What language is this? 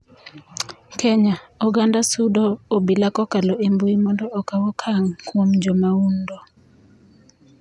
Luo (Kenya and Tanzania)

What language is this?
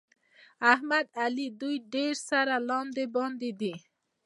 Pashto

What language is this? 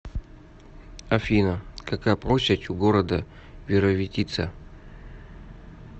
Russian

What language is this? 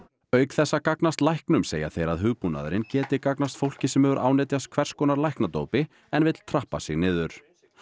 Icelandic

